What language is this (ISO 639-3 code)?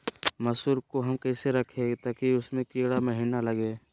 mag